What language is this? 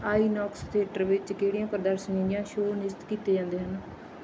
Punjabi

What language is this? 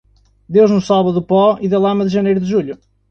Portuguese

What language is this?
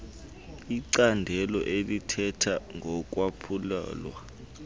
Xhosa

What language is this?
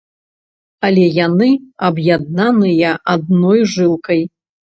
Belarusian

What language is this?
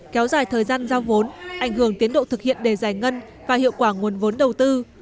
Vietnamese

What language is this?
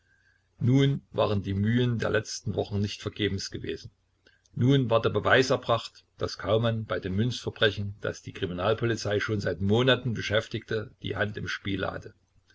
German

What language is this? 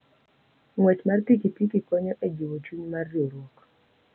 Luo (Kenya and Tanzania)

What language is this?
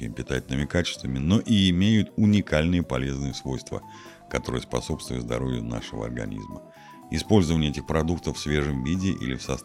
Russian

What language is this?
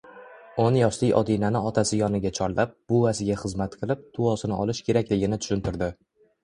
Uzbek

